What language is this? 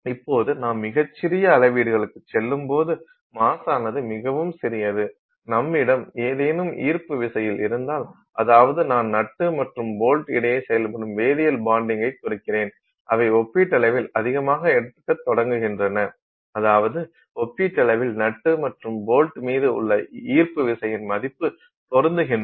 Tamil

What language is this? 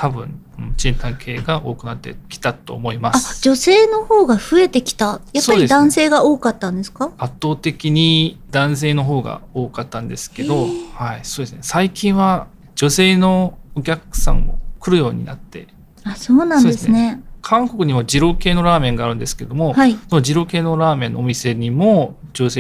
Japanese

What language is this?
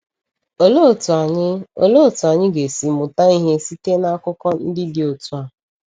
Igbo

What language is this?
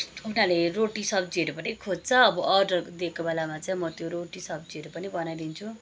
Nepali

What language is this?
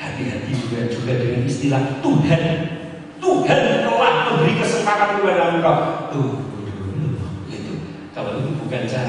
Indonesian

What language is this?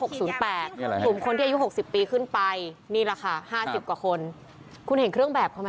Thai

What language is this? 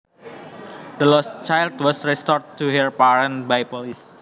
Javanese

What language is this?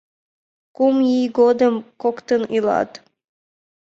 Mari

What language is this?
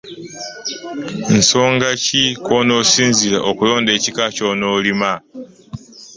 Ganda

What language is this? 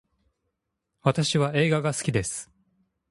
Japanese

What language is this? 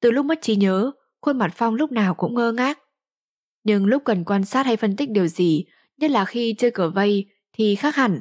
Vietnamese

